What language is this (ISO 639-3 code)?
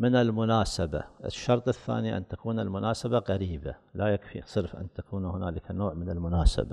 ara